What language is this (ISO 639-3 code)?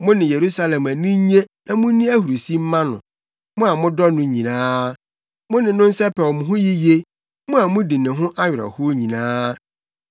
aka